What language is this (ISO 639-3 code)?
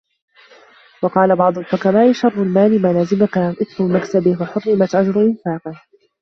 ara